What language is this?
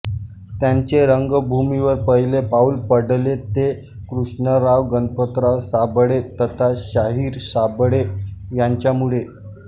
Marathi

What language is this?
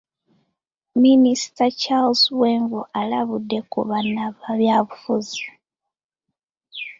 Ganda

